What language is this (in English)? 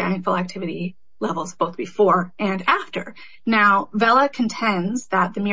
English